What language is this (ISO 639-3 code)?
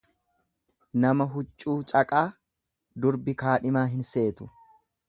orm